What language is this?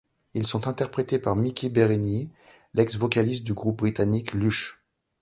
French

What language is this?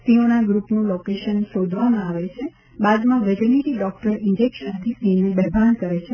Gujarati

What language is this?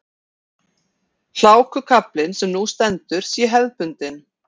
Icelandic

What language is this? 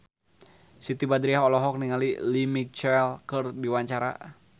Sundanese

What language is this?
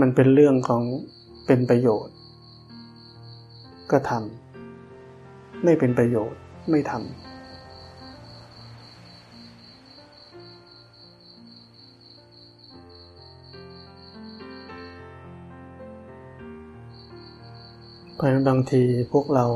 Thai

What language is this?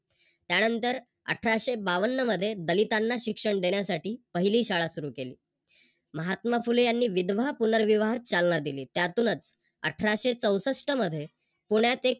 Marathi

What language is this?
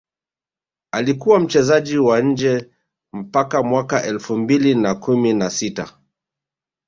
Swahili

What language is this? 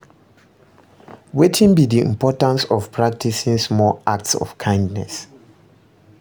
Nigerian Pidgin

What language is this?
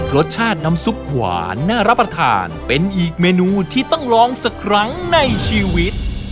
Thai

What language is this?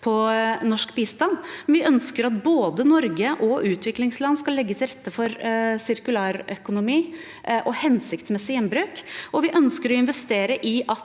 Norwegian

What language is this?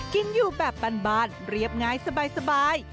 Thai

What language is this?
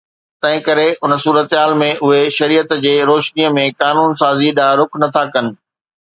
Sindhi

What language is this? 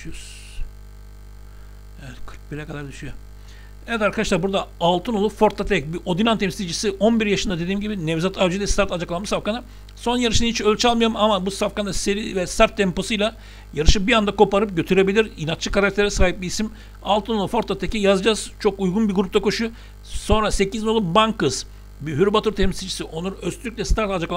Turkish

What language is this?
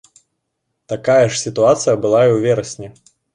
Belarusian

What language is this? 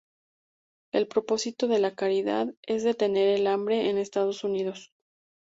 Spanish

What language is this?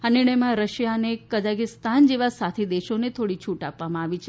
Gujarati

